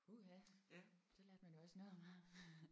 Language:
Danish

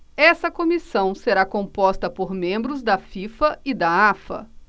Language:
Portuguese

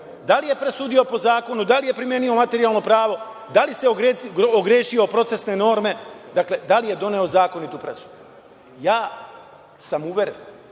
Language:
Serbian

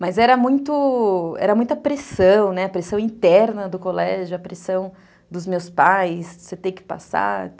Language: Portuguese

